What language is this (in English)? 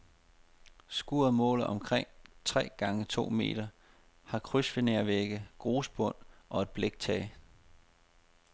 Danish